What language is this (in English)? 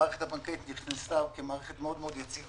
Hebrew